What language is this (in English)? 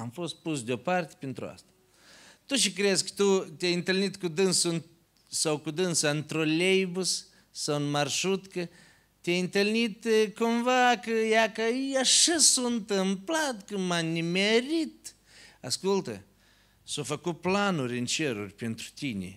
Romanian